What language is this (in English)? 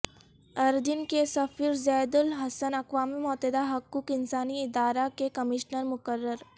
Urdu